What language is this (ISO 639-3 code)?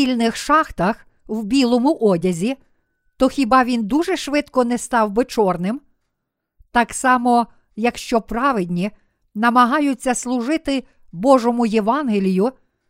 ukr